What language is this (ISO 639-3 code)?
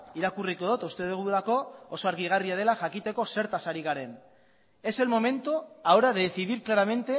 eus